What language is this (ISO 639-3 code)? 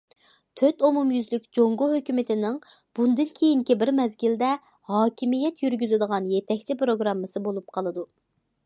uig